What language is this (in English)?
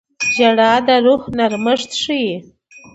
Pashto